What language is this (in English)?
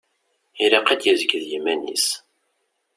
Kabyle